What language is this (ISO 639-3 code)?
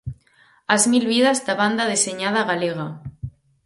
glg